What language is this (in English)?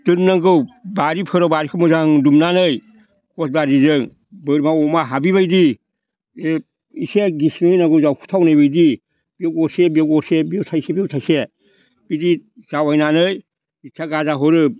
Bodo